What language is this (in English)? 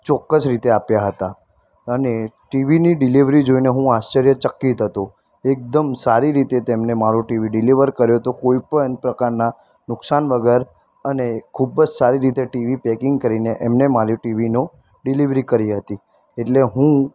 Gujarati